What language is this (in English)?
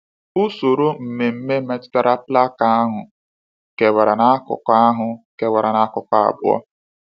Igbo